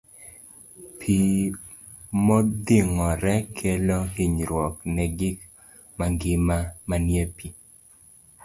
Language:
Luo (Kenya and Tanzania)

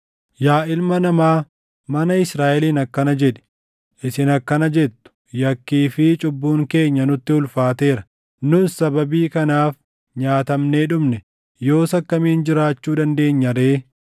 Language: Oromo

